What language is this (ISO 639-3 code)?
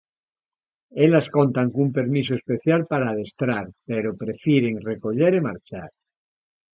glg